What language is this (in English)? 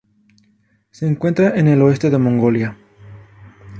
Spanish